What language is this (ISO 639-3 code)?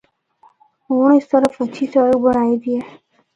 hno